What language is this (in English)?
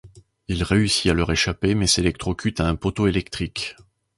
French